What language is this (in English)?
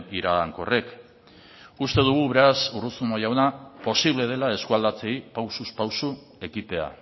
Basque